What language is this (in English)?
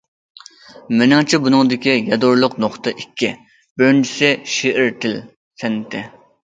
Uyghur